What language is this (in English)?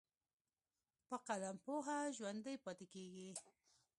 Pashto